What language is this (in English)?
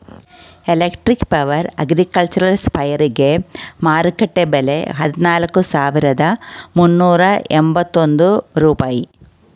Kannada